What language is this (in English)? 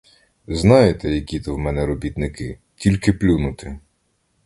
Ukrainian